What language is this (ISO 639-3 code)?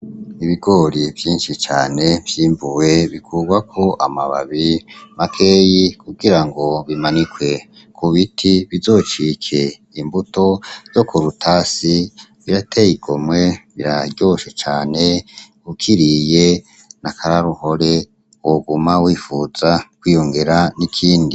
run